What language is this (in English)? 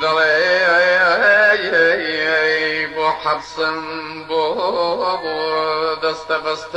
Arabic